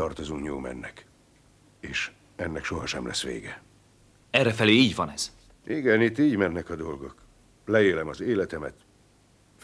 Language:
Hungarian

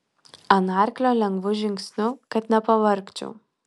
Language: Lithuanian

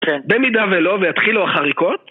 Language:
Hebrew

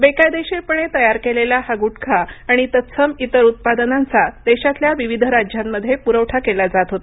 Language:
Marathi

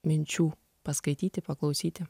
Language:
Lithuanian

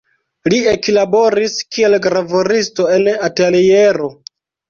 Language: Esperanto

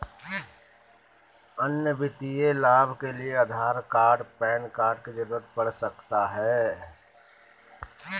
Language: Magahi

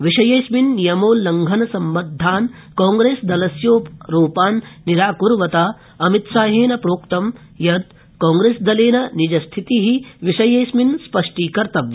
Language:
Sanskrit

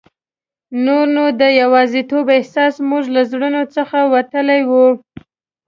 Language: Pashto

